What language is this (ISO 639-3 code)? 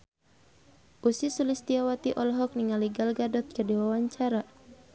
sun